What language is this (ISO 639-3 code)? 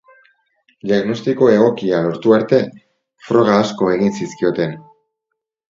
eus